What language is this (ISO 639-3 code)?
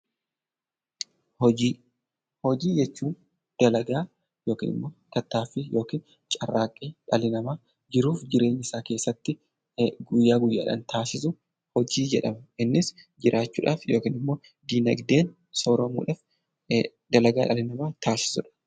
orm